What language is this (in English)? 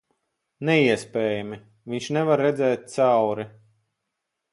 Latvian